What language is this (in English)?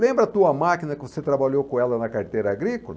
Portuguese